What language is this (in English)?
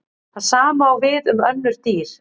Icelandic